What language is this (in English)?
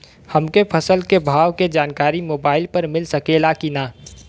Bhojpuri